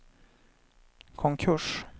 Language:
Swedish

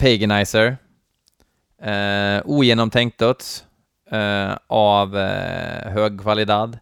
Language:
Swedish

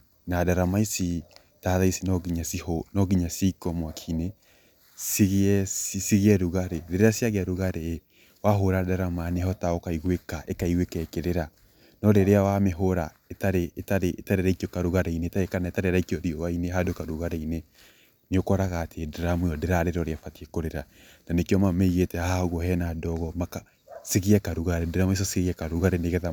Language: Kikuyu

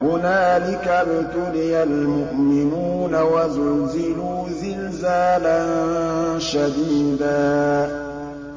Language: Arabic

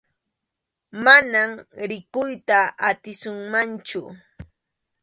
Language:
Arequipa-La Unión Quechua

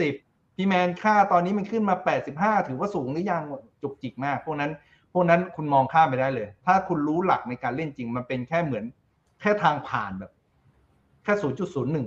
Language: Thai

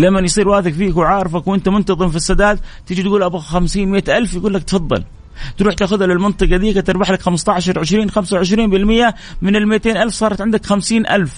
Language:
Arabic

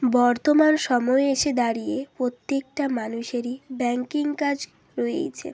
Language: Bangla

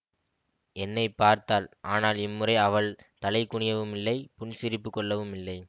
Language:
Tamil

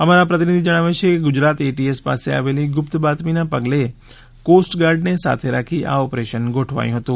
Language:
Gujarati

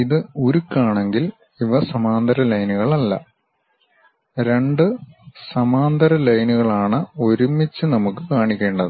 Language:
Malayalam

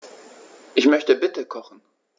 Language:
German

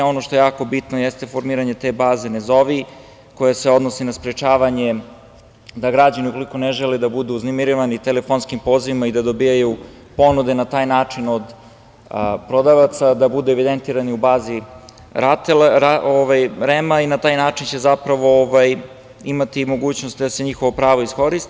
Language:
Serbian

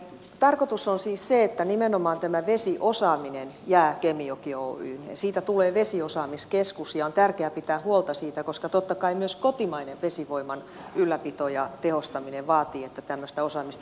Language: Finnish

